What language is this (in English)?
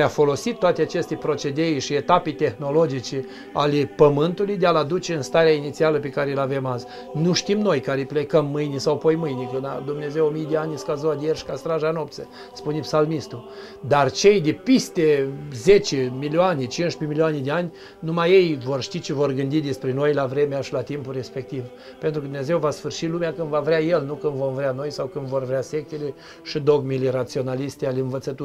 Romanian